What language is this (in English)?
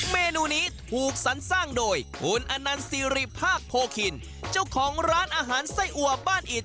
Thai